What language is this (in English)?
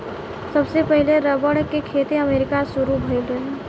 Bhojpuri